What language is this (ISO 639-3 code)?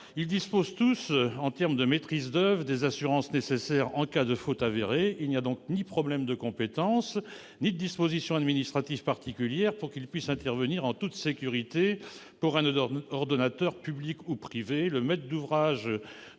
fra